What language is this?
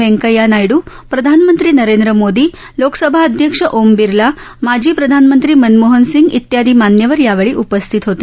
Marathi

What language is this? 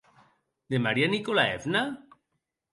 Occitan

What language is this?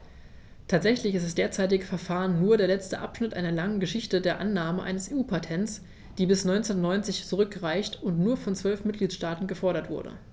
German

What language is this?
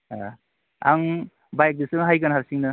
Bodo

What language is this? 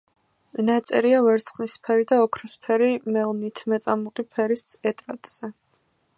Georgian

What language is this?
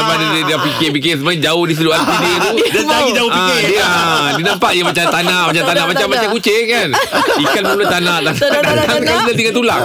Malay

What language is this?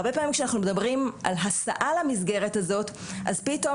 Hebrew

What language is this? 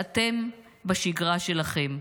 Hebrew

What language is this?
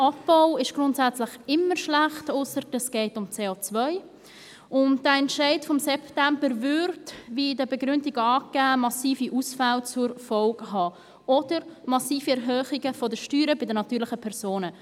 Swiss German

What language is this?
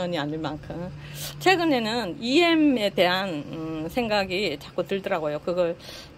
Korean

